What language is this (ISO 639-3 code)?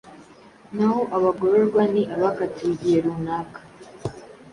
kin